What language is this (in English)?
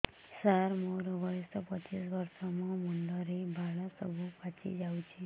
Odia